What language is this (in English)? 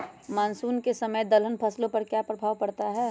Magahi